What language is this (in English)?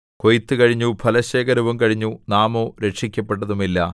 Malayalam